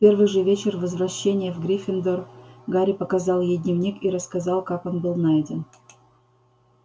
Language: Russian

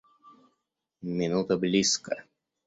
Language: Russian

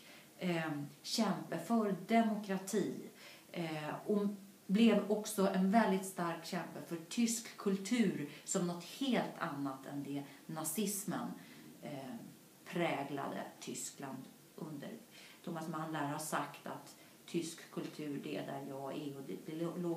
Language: Swedish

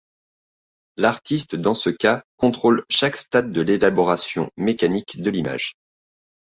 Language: French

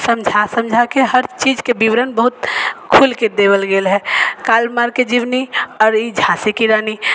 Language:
Maithili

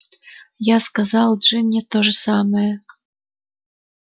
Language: Russian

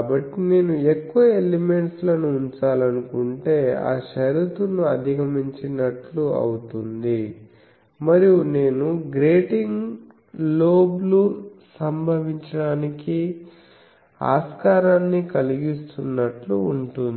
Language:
Telugu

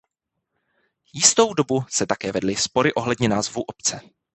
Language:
Czech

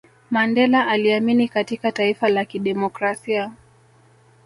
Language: Swahili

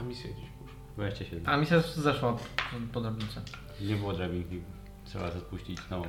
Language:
Polish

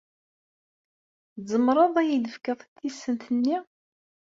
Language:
Kabyle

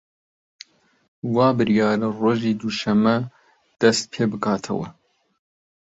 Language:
Central Kurdish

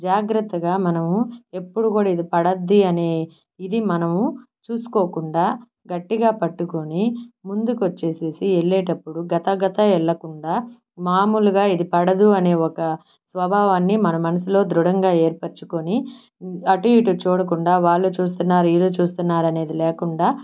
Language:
Telugu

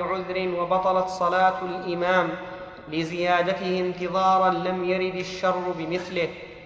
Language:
Arabic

